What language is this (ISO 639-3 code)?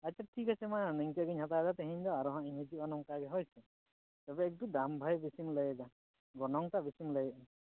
sat